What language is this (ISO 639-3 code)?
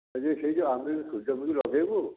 ori